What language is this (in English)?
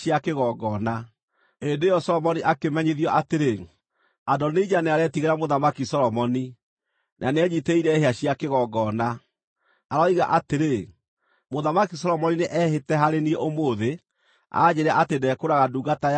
Kikuyu